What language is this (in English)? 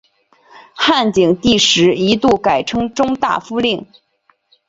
Chinese